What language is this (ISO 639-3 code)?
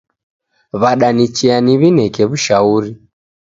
dav